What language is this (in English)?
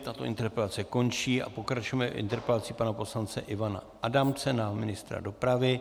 Czech